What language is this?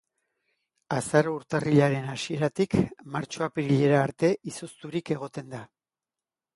Basque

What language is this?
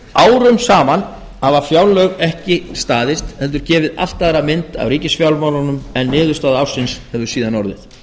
Icelandic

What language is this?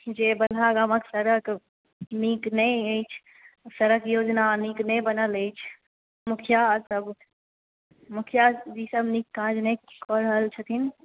Maithili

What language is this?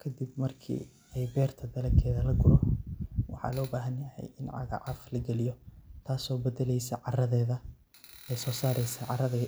Somali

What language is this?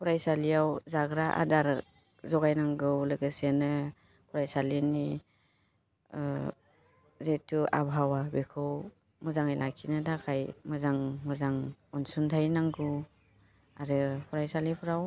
Bodo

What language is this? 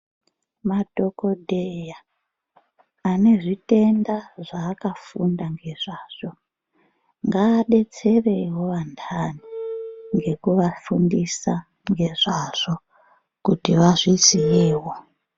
Ndau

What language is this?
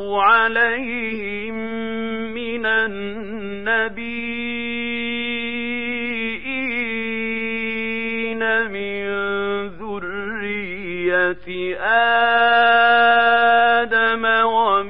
Arabic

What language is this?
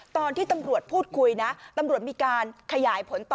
Thai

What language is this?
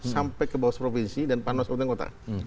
Indonesian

